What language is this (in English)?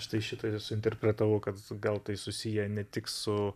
Lithuanian